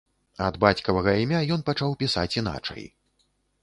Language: Belarusian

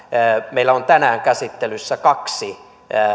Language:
Finnish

